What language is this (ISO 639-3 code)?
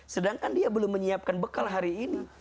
ind